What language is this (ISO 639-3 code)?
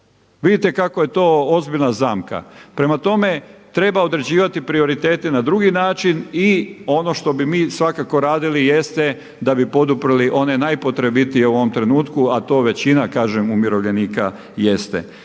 hrv